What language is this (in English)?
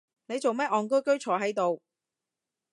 Cantonese